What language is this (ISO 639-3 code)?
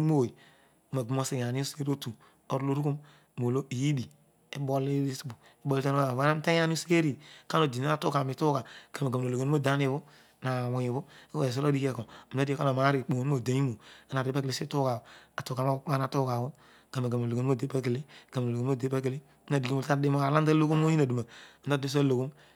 odu